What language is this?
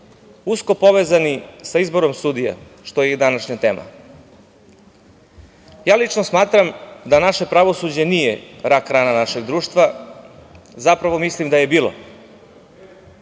Serbian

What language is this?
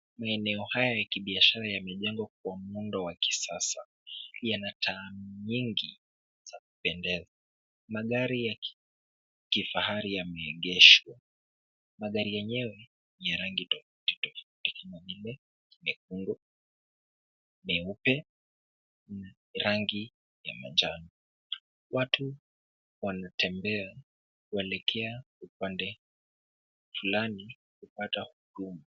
Swahili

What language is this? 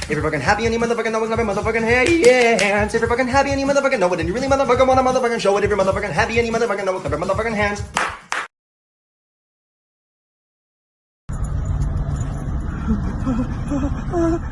English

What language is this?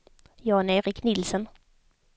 Swedish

